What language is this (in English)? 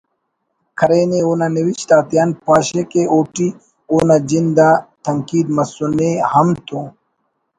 Brahui